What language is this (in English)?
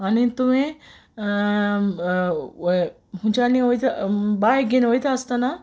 Konkani